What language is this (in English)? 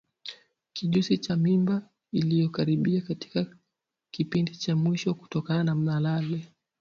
Swahili